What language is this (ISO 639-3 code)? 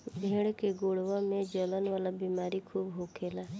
bho